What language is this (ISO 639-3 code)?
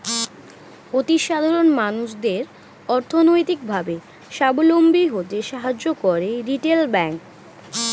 ben